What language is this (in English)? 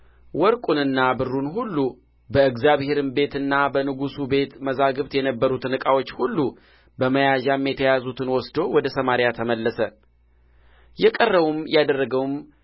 Amharic